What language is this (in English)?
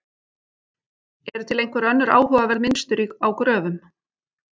Icelandic